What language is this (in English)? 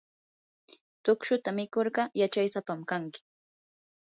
Yanahuanca Pasco Quechua